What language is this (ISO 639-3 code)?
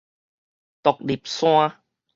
nan